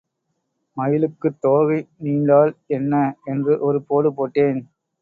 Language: Tamil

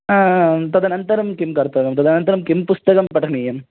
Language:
Sanskrit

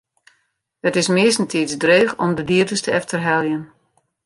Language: Western Frisian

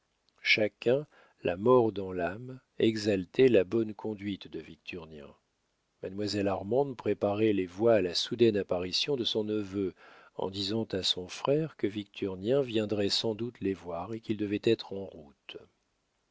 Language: French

